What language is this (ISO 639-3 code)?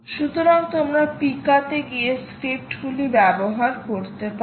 ben